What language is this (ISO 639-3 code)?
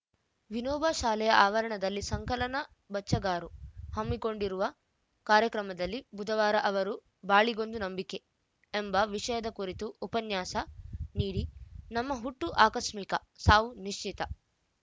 kan